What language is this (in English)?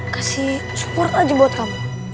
Indonesian